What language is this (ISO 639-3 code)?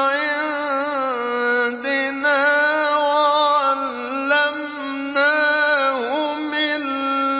ara